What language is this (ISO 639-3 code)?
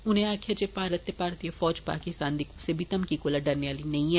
doi